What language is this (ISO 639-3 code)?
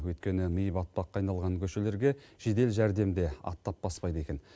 kaz